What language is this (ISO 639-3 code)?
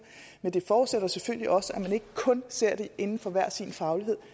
dan